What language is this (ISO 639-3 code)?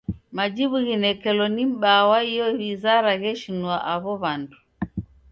dav